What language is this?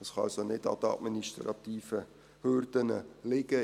Swiss German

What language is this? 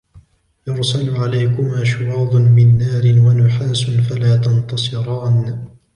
Arabic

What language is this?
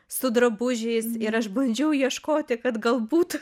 Lithuanian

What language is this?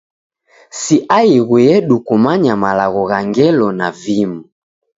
Taita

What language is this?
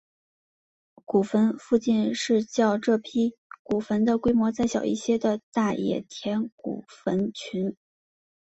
Chinese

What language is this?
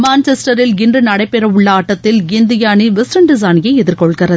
Tamil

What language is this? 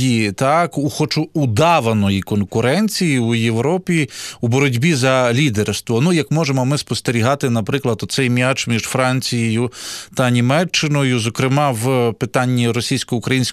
Ukrainian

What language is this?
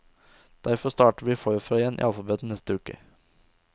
Norwegian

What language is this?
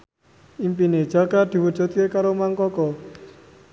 Javanese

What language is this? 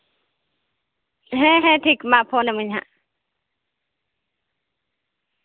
Santali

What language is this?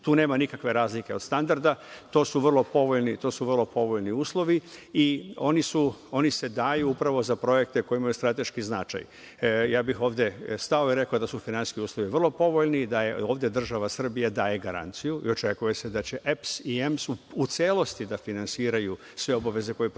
Serbian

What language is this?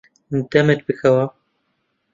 Central Kurdish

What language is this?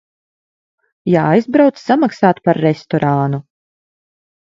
Latvian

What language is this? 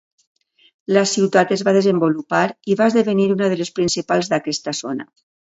Catalan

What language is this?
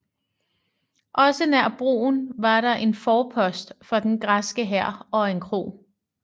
Danish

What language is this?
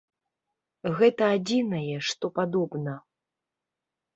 Belarusian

